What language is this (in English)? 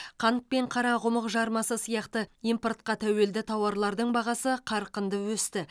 Kazakh